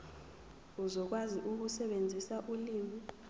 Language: Zulu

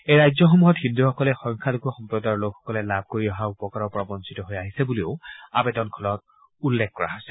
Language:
Assamese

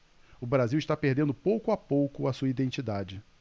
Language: Portuguese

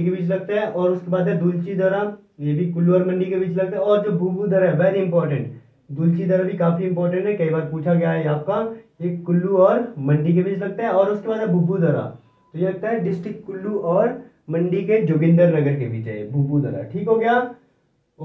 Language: Hindi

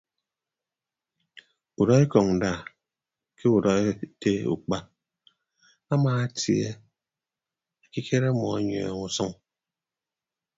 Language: Ibibio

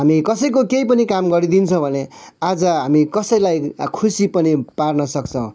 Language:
Nepali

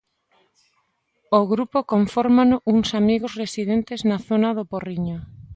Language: Galician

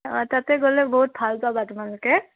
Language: Assamese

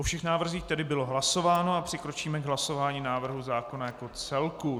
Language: Czech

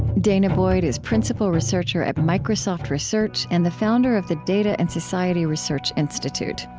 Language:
English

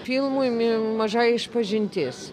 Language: Lithuanian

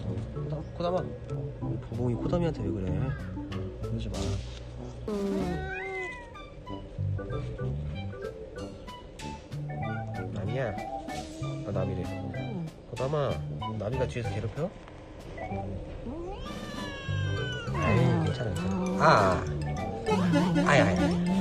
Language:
Korean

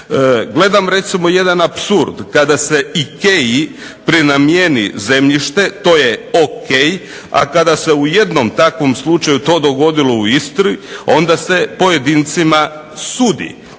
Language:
Croatian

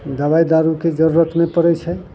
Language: Maithili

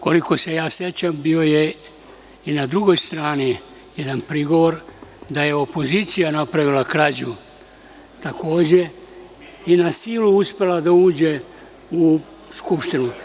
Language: Serbian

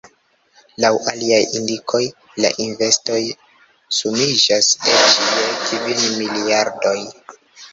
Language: Esperanto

